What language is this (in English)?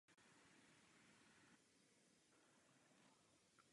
Czech